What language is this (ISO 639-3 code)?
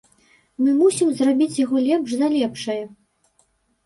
bel